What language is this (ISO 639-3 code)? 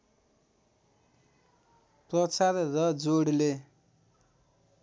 nep